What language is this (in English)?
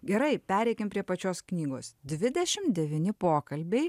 Lithuanian